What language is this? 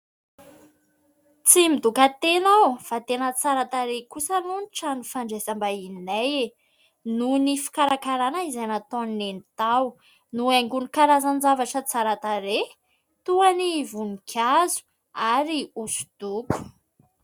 Malagasy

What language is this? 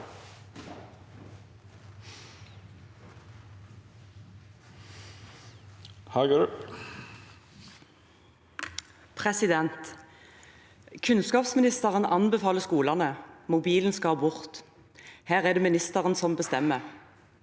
Norwegian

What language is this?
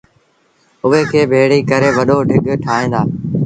Sindhi Bhil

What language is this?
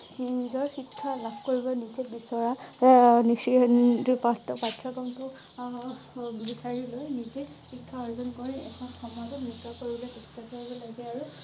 Assamese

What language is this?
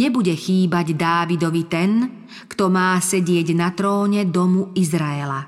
Slovak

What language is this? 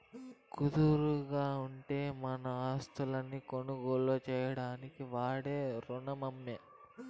Telugu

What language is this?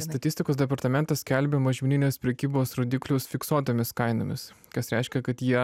Lithuanian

